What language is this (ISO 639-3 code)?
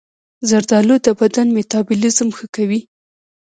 pus